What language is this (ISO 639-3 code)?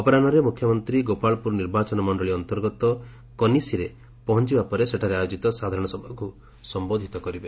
ori